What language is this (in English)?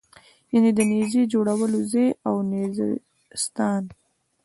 Pashto